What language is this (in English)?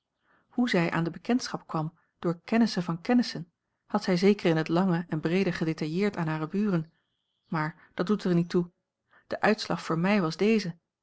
Dutch